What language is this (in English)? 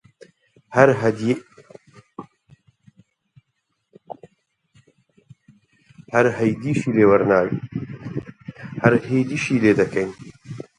Central Kurdish